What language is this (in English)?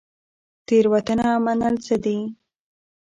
Pashto